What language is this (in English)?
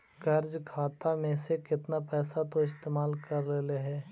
Magahi